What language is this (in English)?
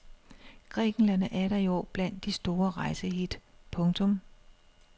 Danish